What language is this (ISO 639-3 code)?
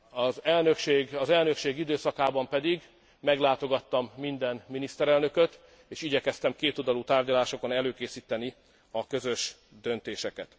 hun